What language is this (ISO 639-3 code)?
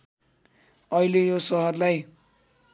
nep